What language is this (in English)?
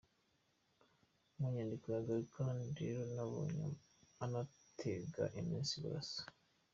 Kinyarwanda